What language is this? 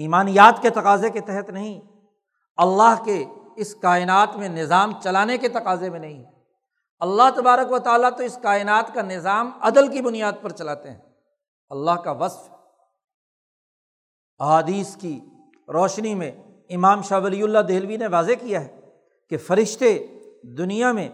Urdu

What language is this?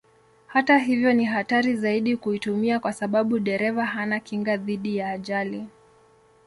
Swahili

